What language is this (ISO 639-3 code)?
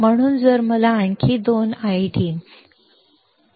mar